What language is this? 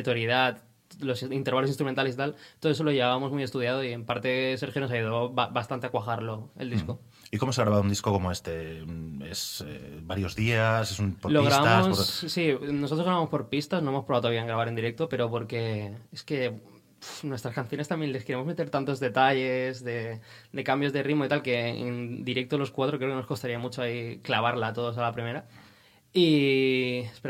Spanish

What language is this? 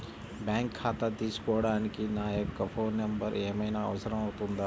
Telugu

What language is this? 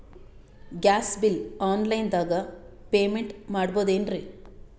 Kannada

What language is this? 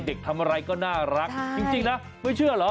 Thai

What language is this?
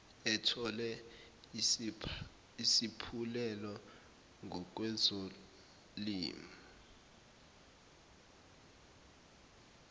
Zulu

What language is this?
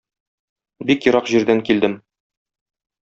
Tatar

